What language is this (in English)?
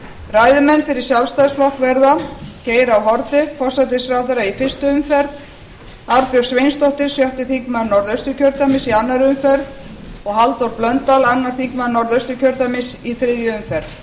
Icelandic